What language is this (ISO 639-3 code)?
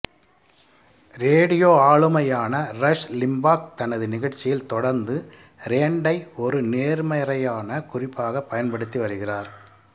tam